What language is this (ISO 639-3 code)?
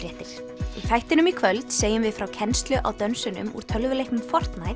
isl